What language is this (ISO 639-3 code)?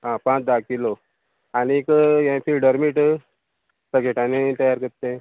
kok